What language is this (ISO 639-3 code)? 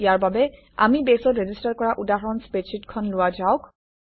asm